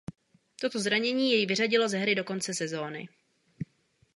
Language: Czech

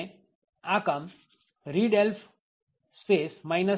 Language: Gujarati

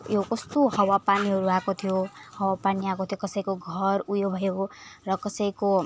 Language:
Nepali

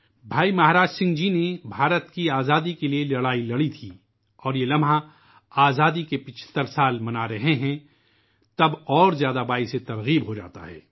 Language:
Urdu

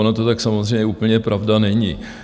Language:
Czech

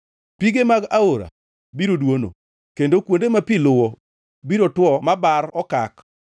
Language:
Luo (Kenya and Tanzania)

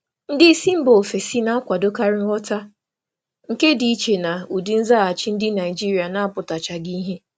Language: Igbo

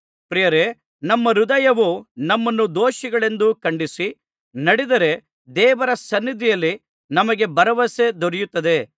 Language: Kannada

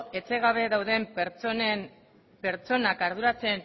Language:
Basque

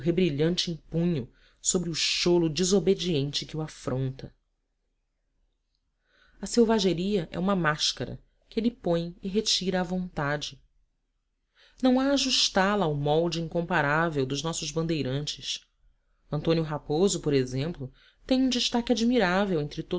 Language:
Portuguese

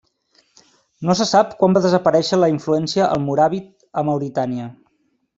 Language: Catalan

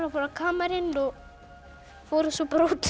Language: Icelandic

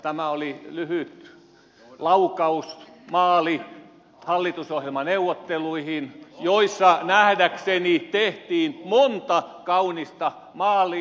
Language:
Finnish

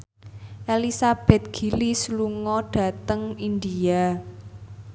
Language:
Javanese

